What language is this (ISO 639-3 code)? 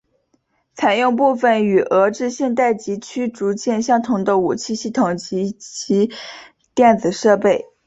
zho